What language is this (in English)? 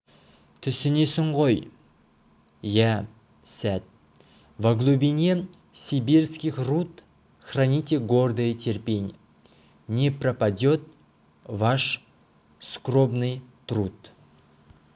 Kazakh